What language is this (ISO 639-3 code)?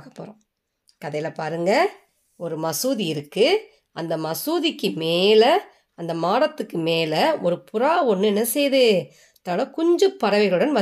tam